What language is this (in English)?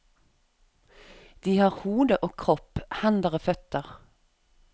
Norwegian